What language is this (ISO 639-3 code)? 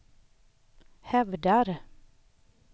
swe